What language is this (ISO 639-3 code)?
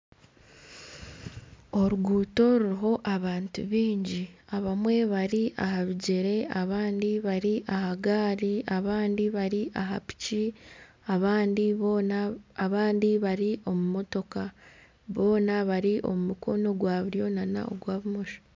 nyn